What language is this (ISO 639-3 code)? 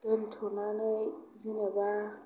brx